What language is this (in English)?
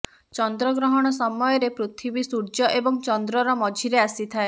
Odia